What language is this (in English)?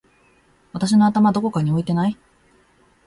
Japanese